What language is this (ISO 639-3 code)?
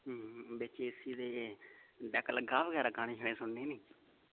doi